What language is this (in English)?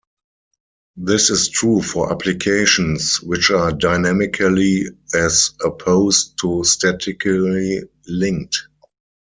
English